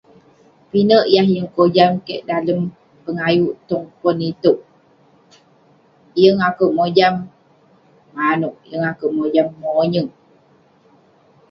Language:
Western Penan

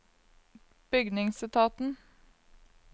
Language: Norwegian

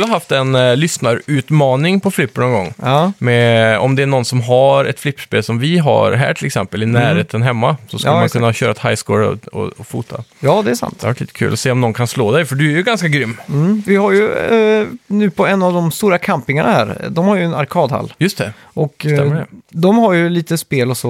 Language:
Swedish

